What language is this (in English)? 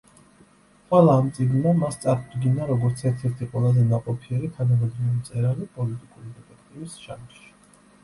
Georgian